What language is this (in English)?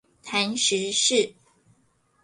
Chinese